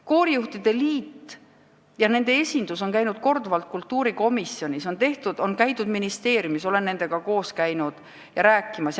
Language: Estonian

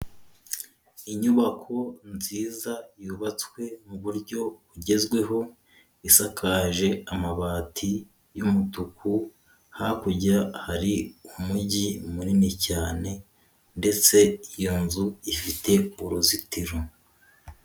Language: Kinyarwanda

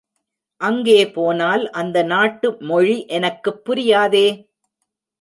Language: Tamil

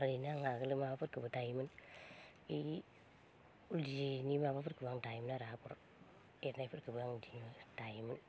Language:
Bodo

